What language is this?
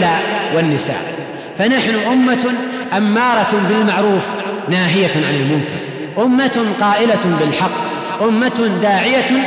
Arabic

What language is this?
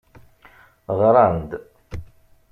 Kabyle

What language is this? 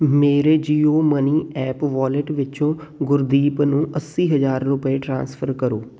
Punjabi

